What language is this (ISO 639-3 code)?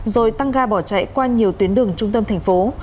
vie